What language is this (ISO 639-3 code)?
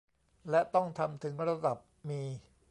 tha